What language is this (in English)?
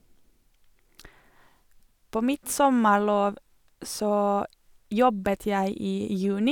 Norwegian